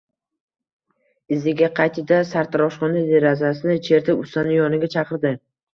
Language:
Uzbek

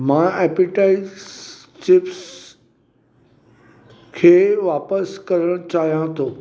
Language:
Sindhi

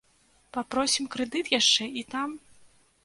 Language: Belarusian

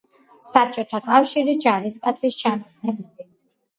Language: Georgian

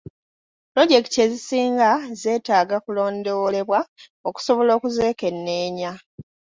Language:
Ganda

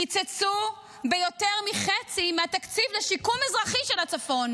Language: Hebrew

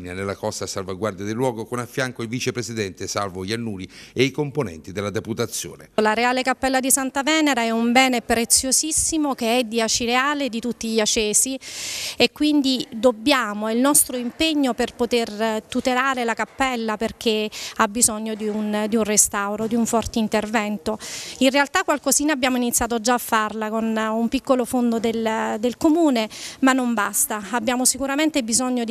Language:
Italian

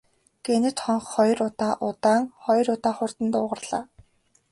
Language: Mongolian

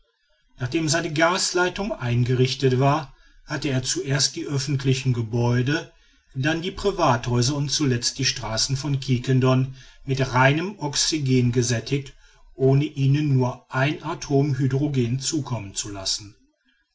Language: German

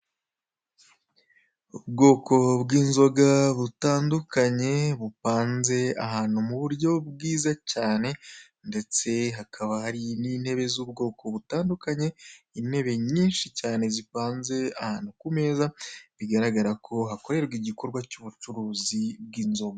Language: Kinyarwanda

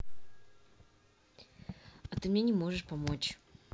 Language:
Russian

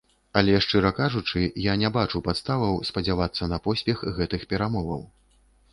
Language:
Belarusian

